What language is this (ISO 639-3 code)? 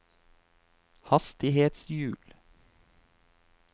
nor